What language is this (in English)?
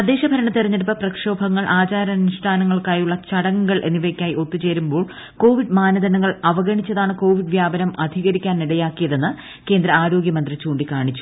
Malayalam